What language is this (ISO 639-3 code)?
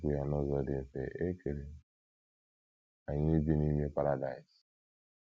ibo